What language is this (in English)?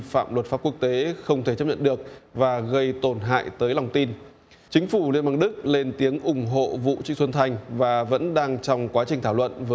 Vietnamese